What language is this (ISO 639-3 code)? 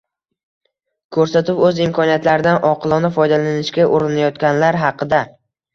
uzb